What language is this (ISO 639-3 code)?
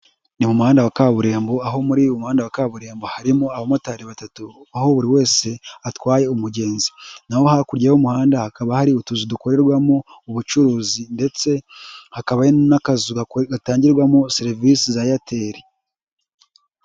kin